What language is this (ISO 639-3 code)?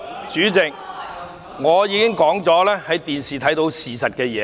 yue